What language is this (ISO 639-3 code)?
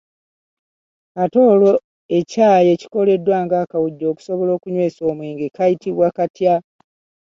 lug